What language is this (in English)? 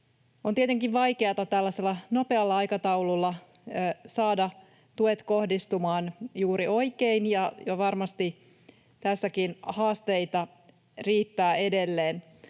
Finnish